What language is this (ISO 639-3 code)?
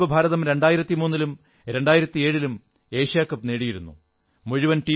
mal